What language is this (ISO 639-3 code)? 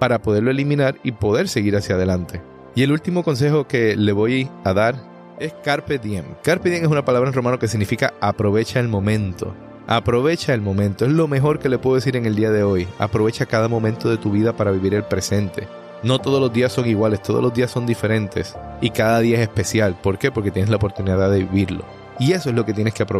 spa